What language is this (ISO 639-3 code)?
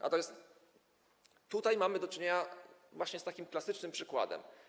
pol